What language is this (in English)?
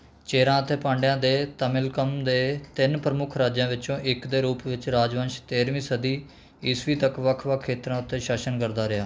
Punjabi